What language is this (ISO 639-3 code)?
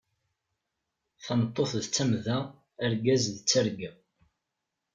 kab